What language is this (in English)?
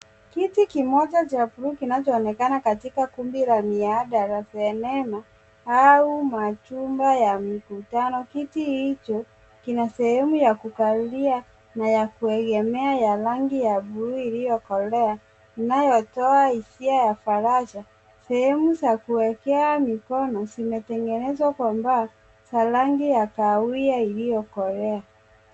Swahili